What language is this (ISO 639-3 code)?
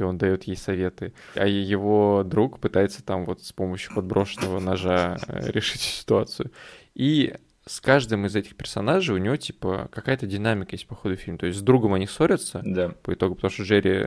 rus